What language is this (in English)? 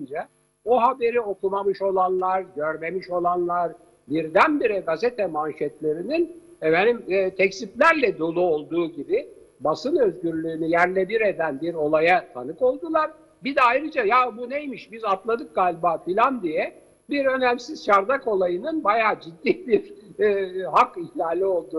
Turkish